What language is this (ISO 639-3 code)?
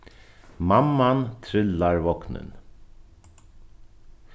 fao